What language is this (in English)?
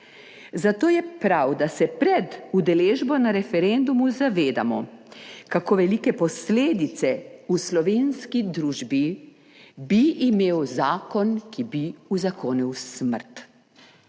Slovenian